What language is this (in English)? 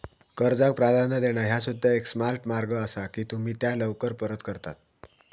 Marathi